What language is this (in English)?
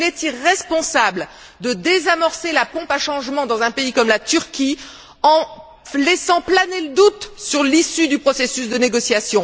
French